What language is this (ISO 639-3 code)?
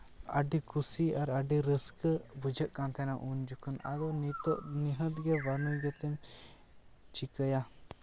sat